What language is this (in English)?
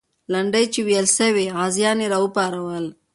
Pashto